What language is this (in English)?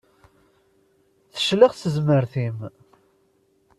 Kabyle